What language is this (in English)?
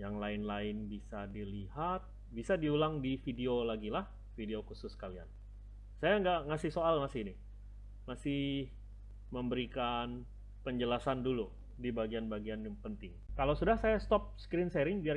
Indonesian